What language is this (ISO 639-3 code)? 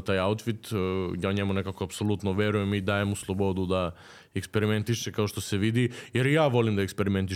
hrv